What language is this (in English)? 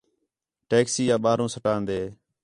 Khetrani